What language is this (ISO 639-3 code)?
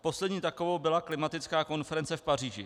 ces